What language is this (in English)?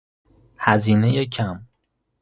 Persian